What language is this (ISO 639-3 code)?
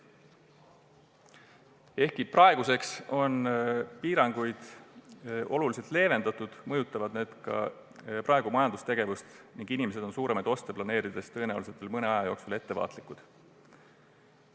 est